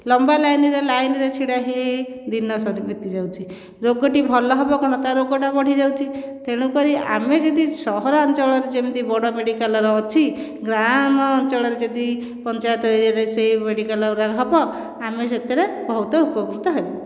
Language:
Odia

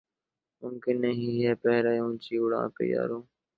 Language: Urdu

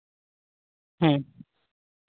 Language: Santali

